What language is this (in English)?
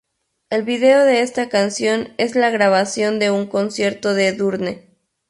Spanish